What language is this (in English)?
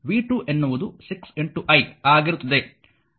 Kannada